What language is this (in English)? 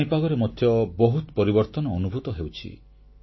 Odia